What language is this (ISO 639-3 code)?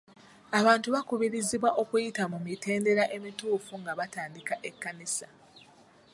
lug